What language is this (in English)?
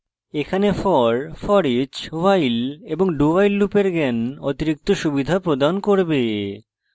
Bangla